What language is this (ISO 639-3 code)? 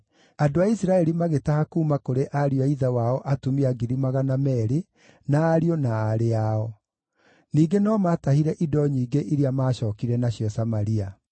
kik